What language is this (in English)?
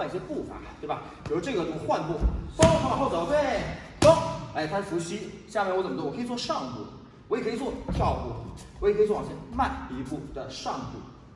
Chinese